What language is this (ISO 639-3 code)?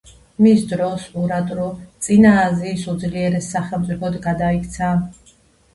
kat